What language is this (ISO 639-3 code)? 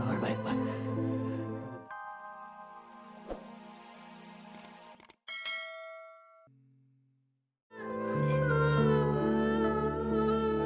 ind